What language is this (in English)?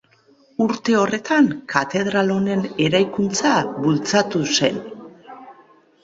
Basque